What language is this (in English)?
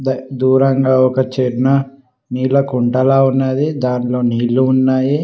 Telugu